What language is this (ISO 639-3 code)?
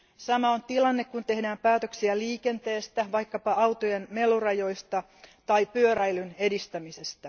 fin